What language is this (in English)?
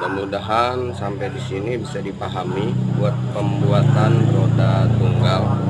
Indonesian